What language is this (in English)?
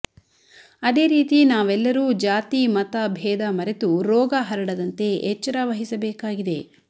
Kannada